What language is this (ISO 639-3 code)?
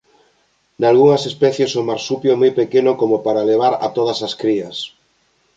glg